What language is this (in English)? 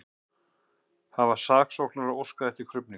Icelandic